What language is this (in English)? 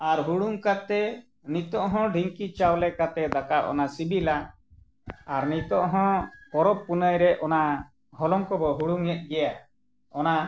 Santali